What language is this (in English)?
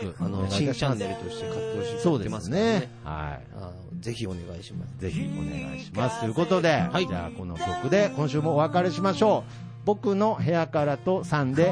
Japanese